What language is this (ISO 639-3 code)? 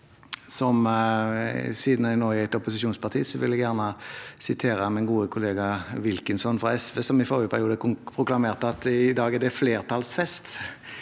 nor